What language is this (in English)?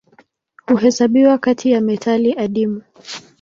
Swahili